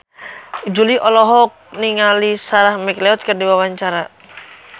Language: Sundanese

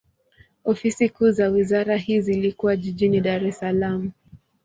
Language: Swahili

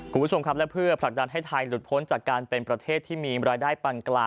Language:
Thai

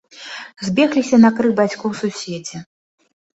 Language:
Belarusian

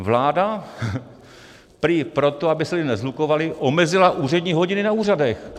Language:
Czech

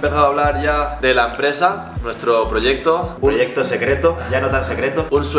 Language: Spanish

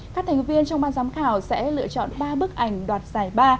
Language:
Vietnamese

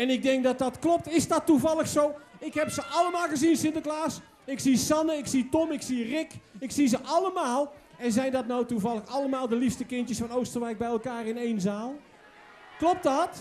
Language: Dutch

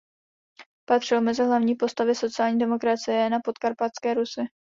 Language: Czech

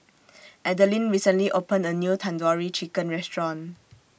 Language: English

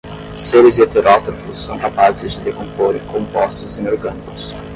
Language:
Portuguese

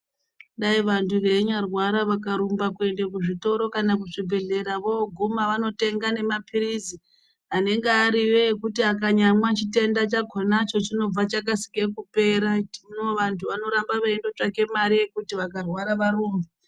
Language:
Ndau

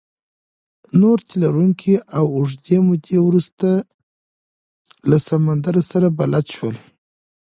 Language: Pashto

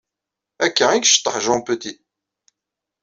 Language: Kabyle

